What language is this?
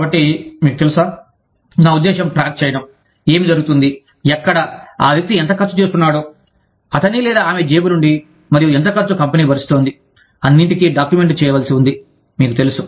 Telugu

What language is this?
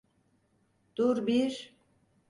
Turkish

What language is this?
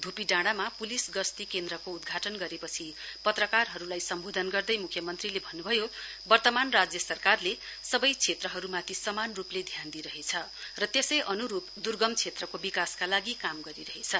Nepali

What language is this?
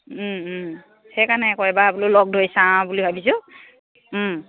Assamese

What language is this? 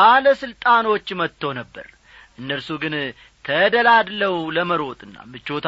Amharic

